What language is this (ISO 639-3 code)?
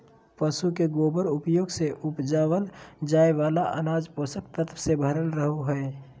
mag